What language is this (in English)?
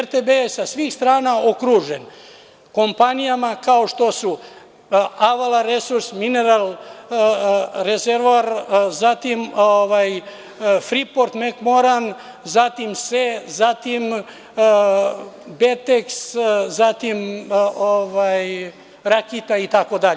Serbian